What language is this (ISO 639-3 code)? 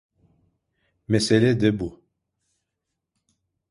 tur